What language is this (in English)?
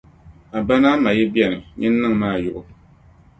Dagbani